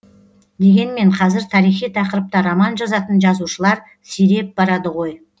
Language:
Kazakh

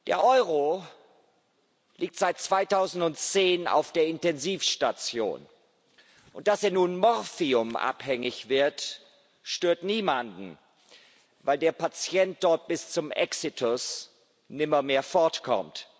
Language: German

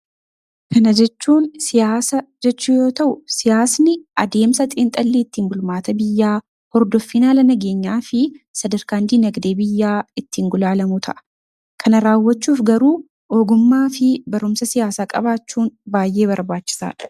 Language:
Oromo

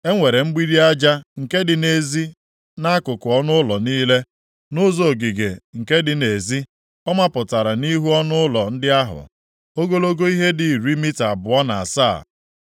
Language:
Igbo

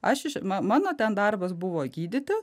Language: Lithuanian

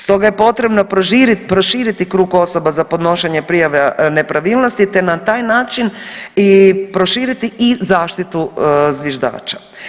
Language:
Croatian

